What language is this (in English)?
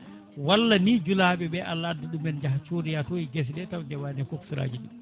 Fula